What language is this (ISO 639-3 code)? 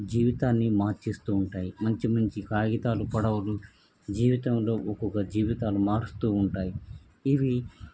tel